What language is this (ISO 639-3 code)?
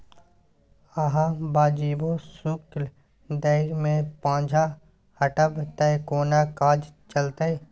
mai